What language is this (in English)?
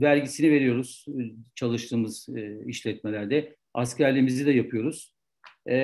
Turkish